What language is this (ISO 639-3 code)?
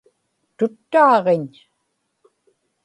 ipk